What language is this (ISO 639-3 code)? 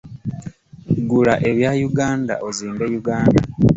lug